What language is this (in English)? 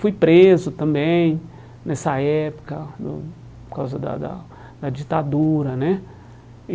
Portuguese